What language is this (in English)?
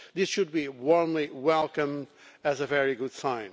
English